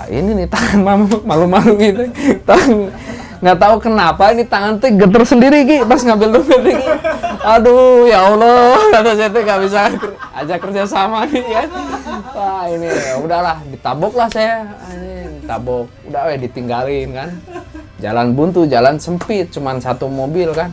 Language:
Indonesian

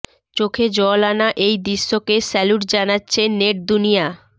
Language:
Bangla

